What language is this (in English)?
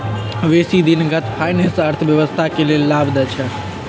Magahi